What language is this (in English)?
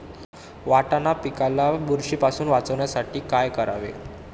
Marathi